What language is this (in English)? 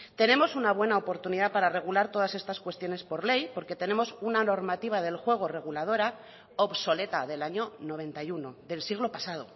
Spanish